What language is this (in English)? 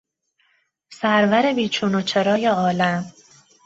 Persian